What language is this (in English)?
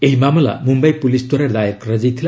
Odia